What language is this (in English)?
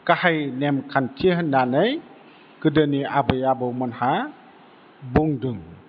Bodo